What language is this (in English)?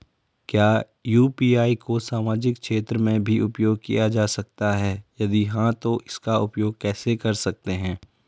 Hindi